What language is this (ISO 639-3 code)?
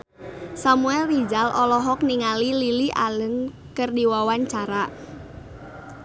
sun